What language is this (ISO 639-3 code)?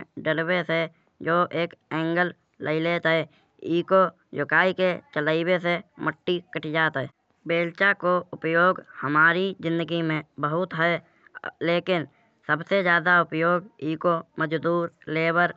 bjj